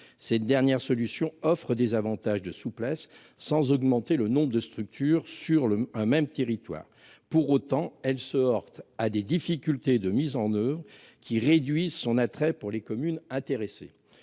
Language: French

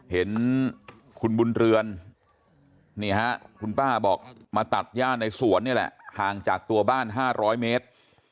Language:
Thai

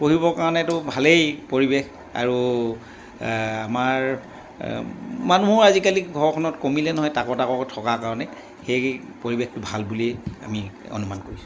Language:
Assamese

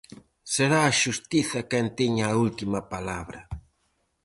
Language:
Galician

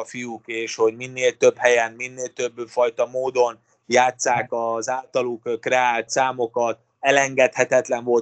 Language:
Hungarian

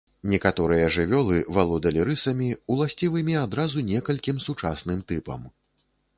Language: Belarusian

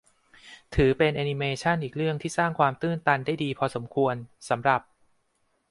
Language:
Thai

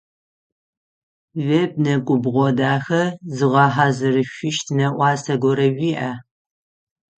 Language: Adyghe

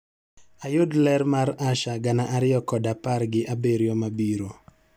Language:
Luo (Kenya and Tanzania)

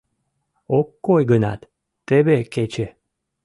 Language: Mari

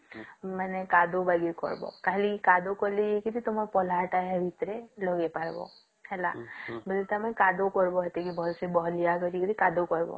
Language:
Odia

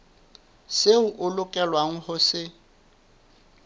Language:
Southern Sotho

